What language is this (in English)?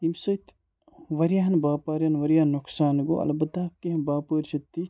Kashmiri